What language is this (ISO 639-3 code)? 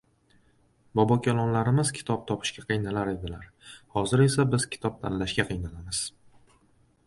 uzb